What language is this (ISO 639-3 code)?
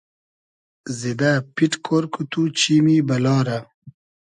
haz